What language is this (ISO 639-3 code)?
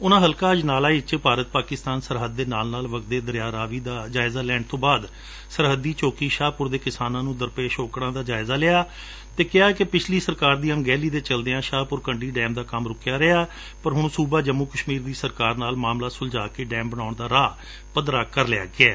pan